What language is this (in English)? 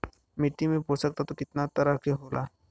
Bhojpuri